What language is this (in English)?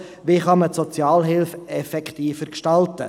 Swiss German